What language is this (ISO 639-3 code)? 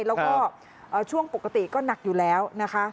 tha